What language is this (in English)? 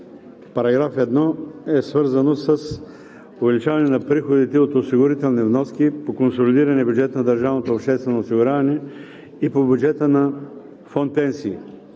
Bulgarian